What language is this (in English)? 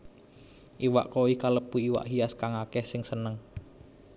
Javanese